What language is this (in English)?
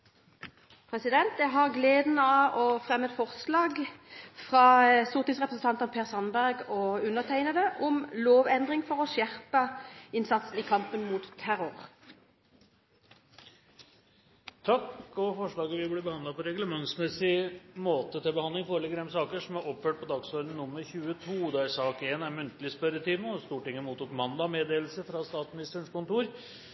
Norwegian